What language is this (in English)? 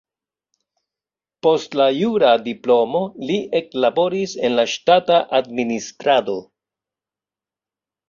Esperanto